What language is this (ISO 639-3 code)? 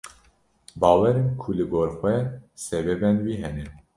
kur